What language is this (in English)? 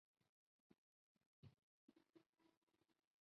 Bangla